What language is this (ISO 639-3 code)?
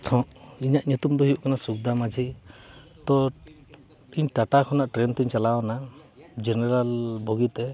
sat